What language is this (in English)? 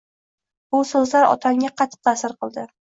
Uzbek